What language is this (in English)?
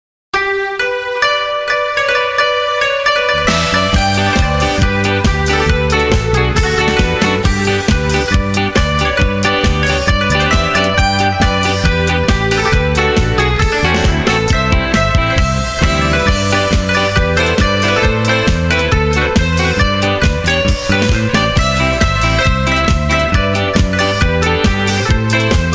Slovak